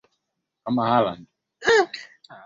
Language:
Swahili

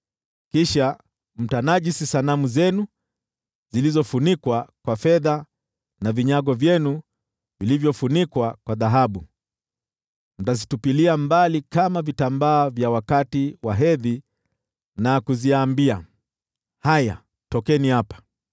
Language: Swahili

